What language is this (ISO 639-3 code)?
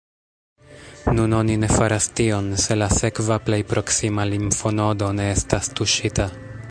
epo